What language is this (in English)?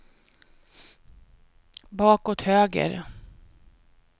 Swedish